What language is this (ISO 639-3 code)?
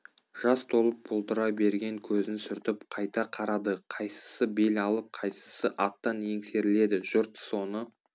kaz